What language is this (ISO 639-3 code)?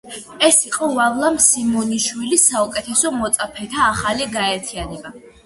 kat